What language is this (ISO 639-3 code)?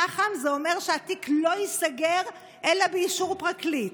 heb